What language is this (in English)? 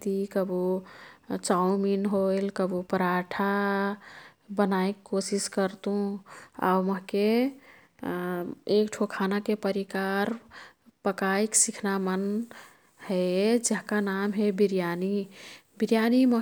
Kathoriya Tharu